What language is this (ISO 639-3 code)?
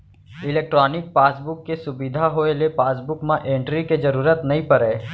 hne